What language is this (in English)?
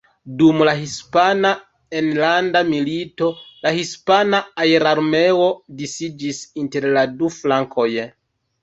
Esperanto